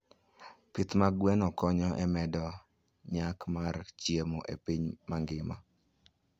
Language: Luo (Kenya and Tanzania)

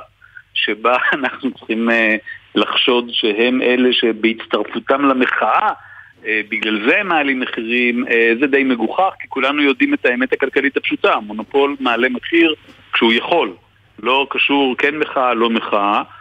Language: Hebrew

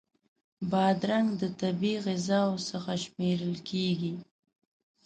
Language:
Pashto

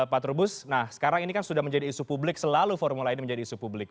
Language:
Indonesian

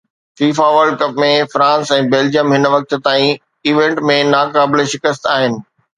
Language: Sindhi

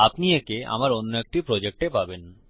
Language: Bangla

